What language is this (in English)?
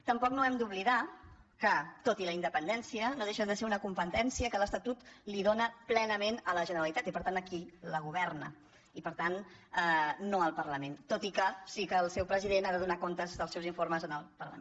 Catalan